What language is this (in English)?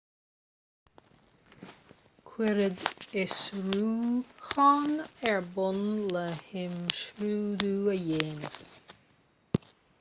Irish